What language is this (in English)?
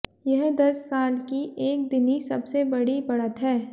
Hindi